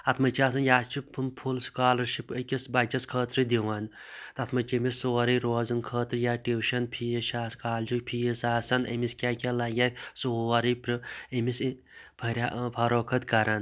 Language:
Kashmiri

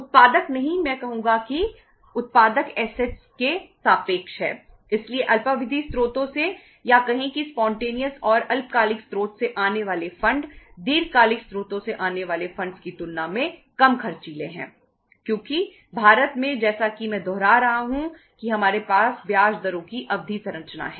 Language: Hindi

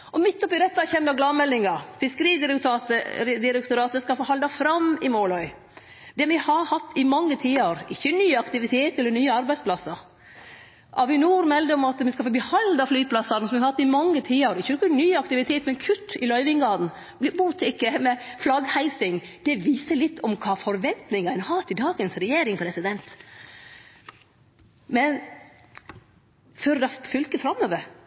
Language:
Norwegian Nynorsk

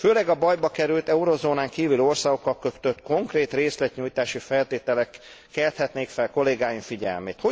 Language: Hungarian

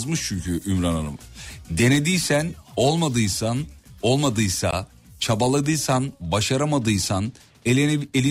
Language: Turkish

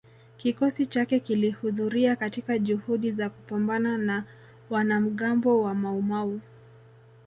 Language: Swahili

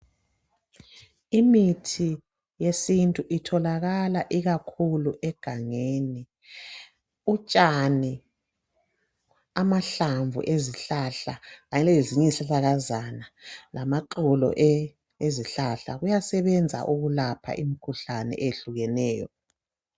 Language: North Ndebele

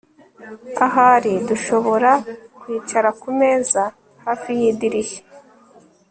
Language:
Kinyarwanda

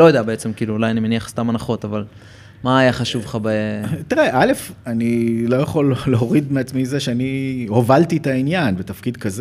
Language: Hebrew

